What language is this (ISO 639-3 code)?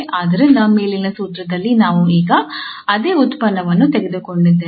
kan